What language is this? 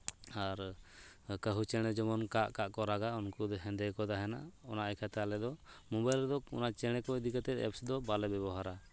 Santali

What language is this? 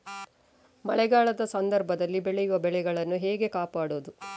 Kannada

